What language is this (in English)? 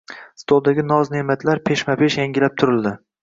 Uzbek